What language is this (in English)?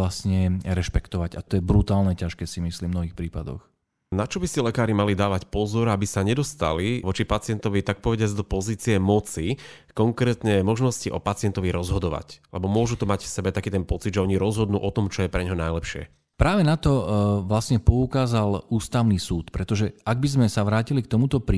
Slovak